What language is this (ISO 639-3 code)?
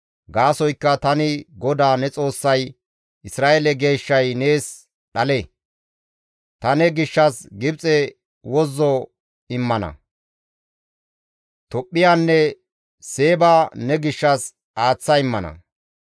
gmv